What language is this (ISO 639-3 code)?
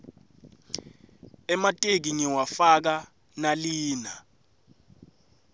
ssw